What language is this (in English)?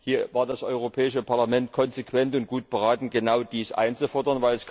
German